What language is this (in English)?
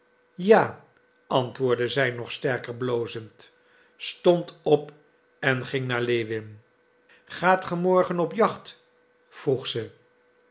Dutch